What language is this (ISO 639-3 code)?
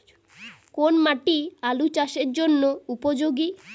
ben